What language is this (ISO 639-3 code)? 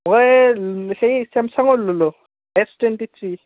asm